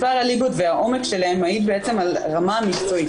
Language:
Hebrew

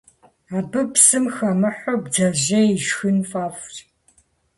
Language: Kabardian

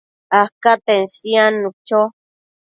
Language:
Matsés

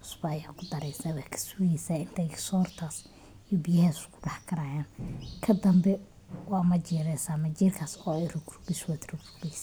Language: Somali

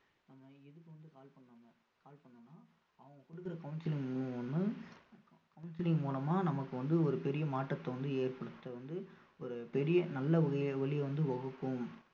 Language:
Tamil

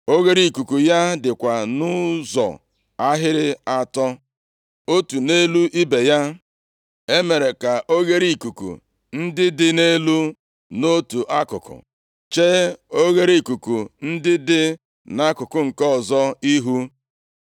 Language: Igbo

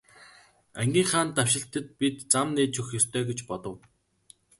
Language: Mongolian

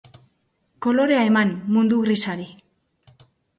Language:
Basque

